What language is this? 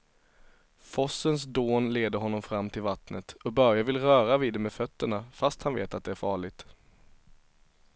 Swedish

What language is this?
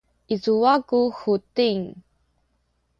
Sakizaya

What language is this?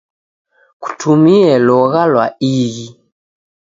Taita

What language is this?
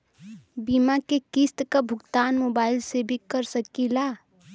Bhojpuri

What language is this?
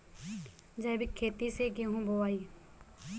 Bhojpuri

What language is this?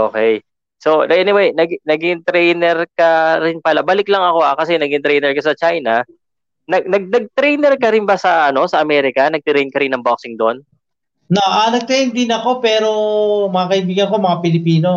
Filipino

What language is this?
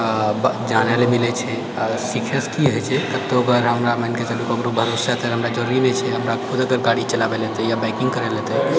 Maithili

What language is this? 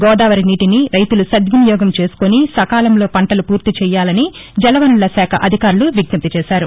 Telugu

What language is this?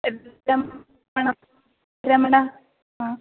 Sanskrit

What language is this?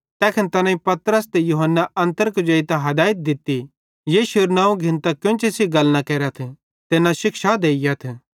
Bhadrawahi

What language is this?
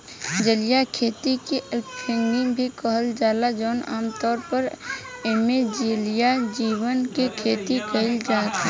Bhojpuri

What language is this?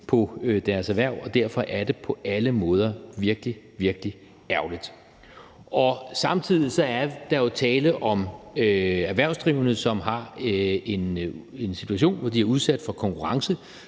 Danish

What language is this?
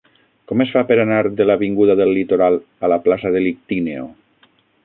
Catalan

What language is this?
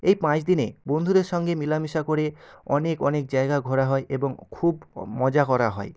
Bangla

